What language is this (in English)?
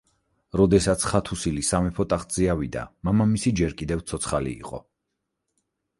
Georgian